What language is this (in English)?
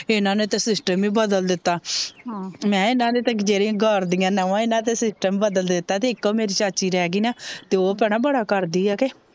Punjabi